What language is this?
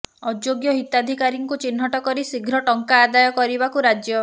Odia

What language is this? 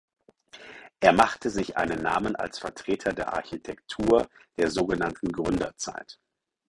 German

